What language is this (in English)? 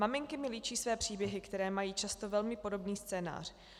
Czech